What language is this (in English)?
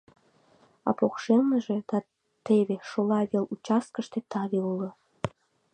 Mari